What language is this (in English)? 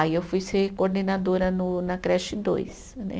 Portuguese